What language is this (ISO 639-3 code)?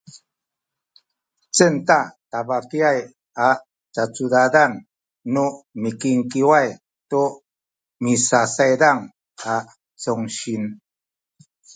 szy